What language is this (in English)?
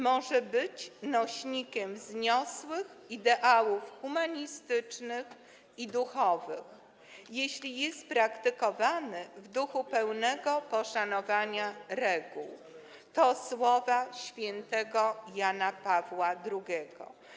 Polish